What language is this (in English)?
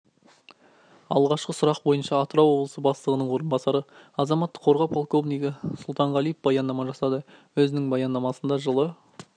Kazakh